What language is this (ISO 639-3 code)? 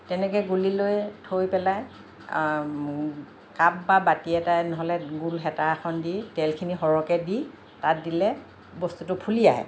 asm